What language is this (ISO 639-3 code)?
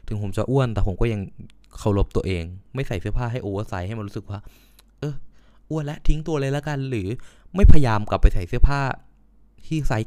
tha